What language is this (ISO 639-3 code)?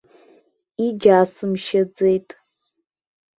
abk